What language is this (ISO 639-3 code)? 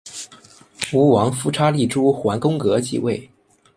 zho